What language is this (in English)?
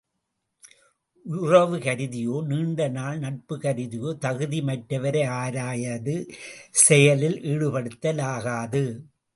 Tamil